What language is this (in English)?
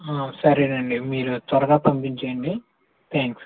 Telugu